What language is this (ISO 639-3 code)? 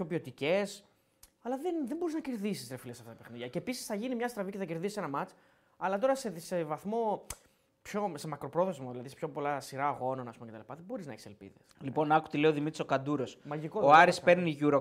ell